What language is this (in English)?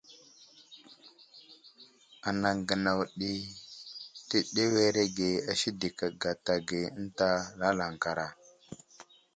Wuzlam